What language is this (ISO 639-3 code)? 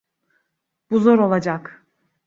tur